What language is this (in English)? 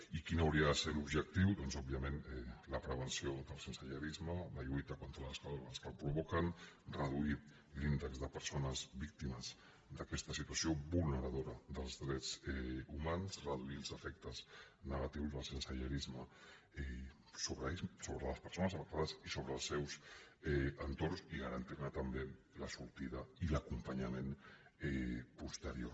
Catalan